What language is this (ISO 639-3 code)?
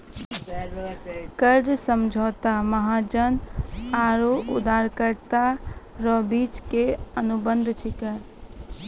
mai